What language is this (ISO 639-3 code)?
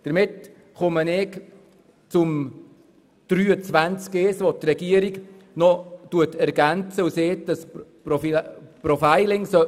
gsw